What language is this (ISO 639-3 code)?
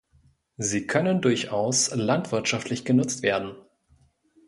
deu